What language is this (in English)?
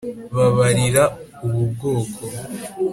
Kinyarwanda